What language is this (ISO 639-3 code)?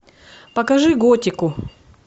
rus